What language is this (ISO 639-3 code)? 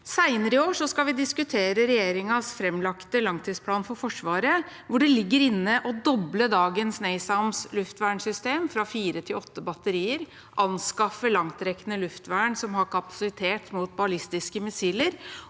nor